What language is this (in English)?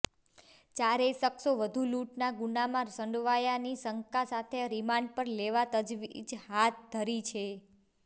Gujarati